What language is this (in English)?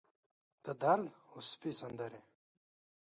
Pashto